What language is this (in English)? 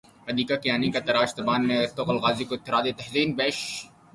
Urdu